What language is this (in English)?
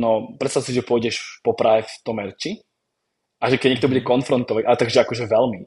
Czech